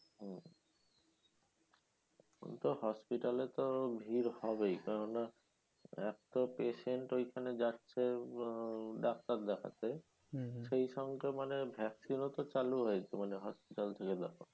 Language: Bangla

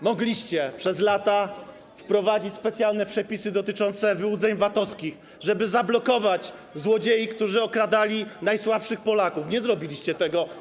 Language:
Polish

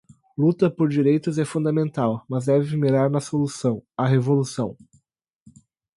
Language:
Portuguese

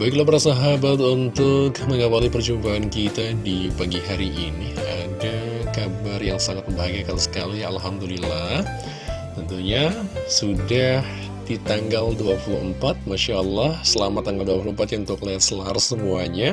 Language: Indonesian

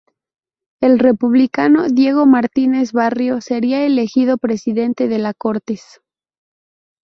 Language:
Spanish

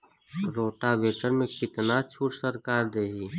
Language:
Bhojpuri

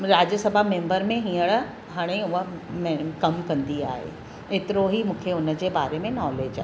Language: Sindhi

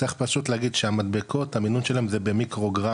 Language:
Hebrew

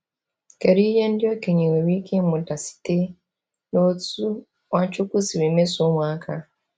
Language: Igbo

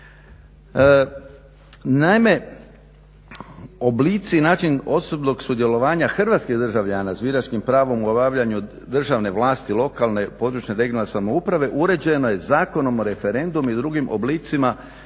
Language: Croatian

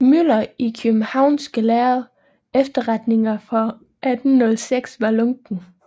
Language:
Danish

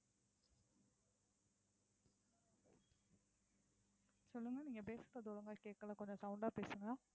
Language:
Tamil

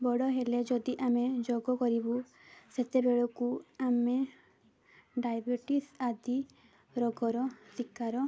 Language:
Odia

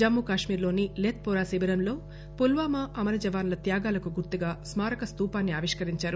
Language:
Telugu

